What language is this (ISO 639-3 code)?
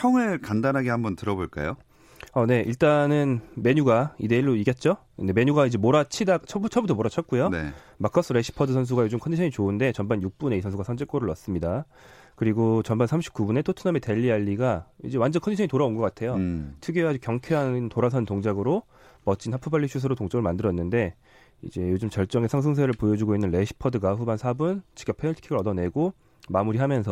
kor